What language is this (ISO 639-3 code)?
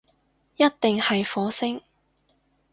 yue